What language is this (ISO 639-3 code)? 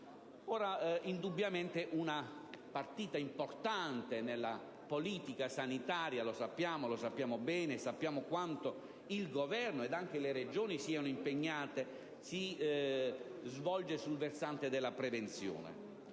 ita